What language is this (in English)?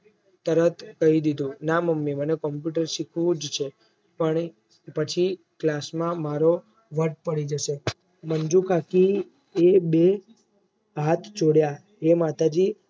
Gujarati